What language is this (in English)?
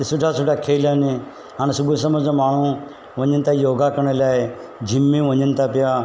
Sindhi